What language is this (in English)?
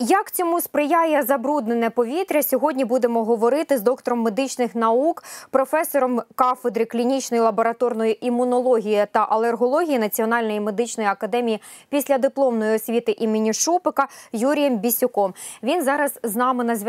Ukrainian